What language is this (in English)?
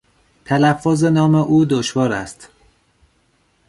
Persian